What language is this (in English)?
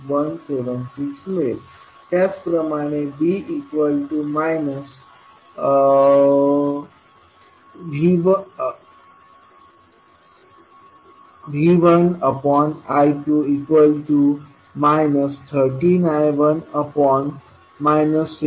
Marathi